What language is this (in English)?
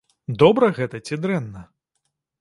Belarusian